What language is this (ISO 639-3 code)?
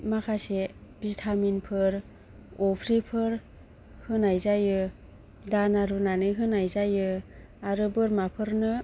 brx